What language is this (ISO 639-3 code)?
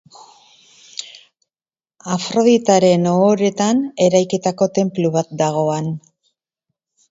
eus